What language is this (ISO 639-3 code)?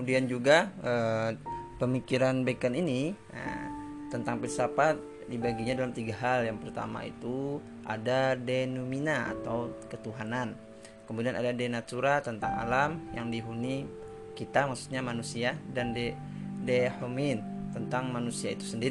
ind